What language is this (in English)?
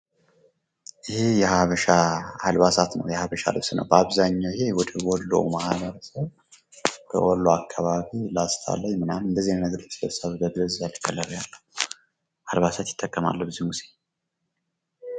Amharic